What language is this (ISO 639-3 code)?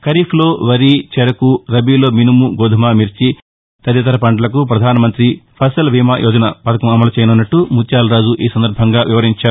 tel